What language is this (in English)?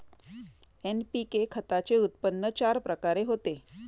Marathi